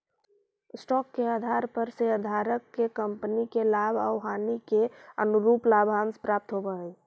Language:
Magahi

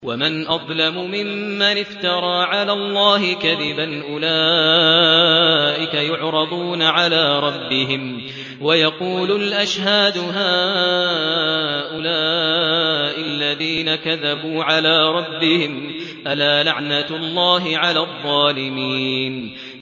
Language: Arabic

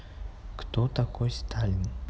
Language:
Russian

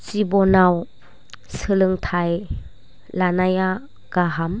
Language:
Bodo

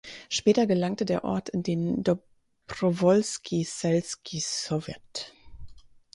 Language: German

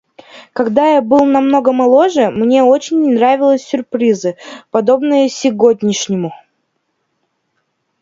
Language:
Russian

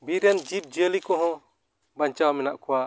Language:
Santali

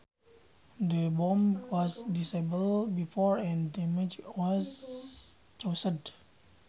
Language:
Sundanese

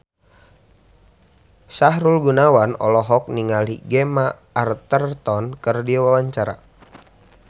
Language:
Sundanese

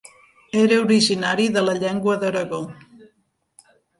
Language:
Catalan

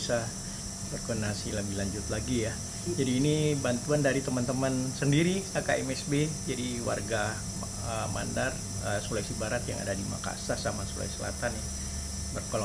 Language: Indonesian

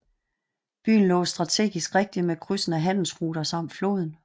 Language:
Danish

